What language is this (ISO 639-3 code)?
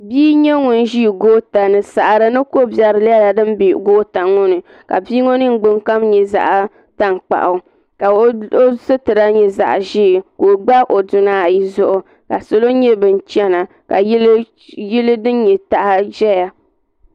dag